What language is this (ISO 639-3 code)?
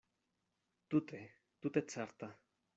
epo